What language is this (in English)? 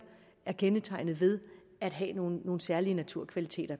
Danish